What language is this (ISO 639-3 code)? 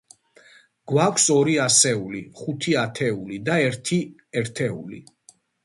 kat